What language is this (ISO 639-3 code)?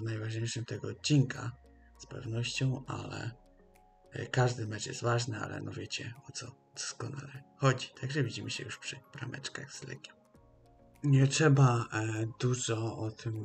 pol